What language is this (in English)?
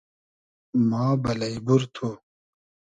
Hazaragi